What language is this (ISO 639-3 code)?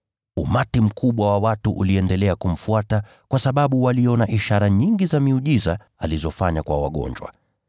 swa